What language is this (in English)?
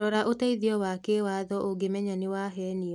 Kikuyu